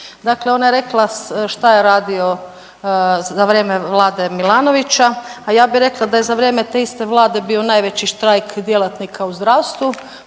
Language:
Croatian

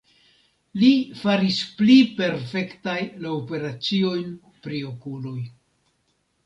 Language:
Esperanto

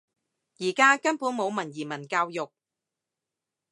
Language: Cantonese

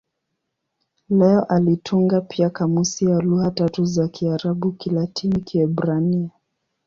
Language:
Swahili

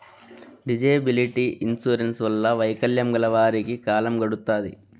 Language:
Telugu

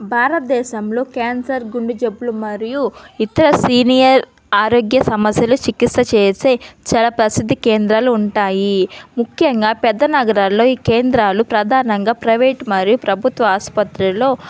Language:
Telugu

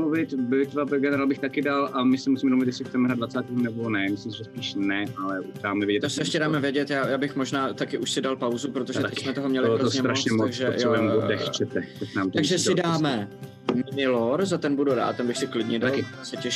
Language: Czech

